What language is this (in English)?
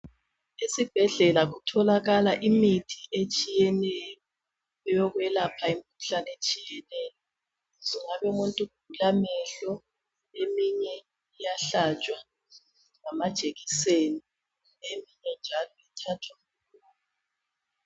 North Ndebele